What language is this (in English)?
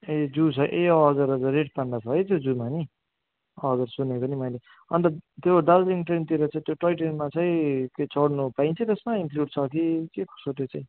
Nepali